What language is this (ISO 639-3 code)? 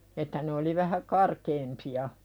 fin